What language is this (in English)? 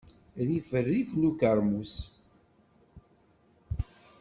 Kabyle